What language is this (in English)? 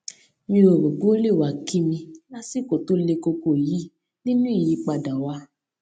Yoruba